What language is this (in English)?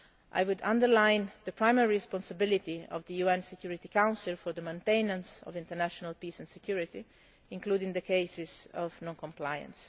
English